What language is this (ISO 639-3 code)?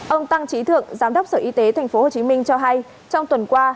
vie